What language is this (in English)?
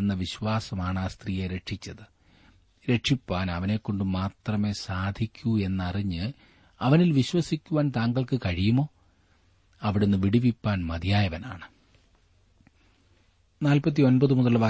Malayalam